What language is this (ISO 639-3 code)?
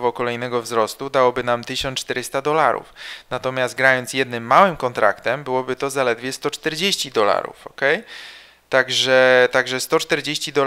pol